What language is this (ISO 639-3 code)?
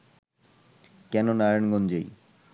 ben